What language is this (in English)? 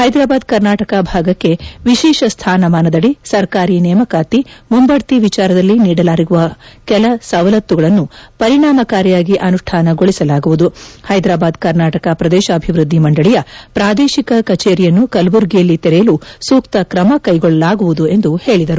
Kannada